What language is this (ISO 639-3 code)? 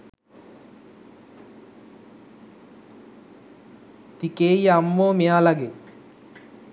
sin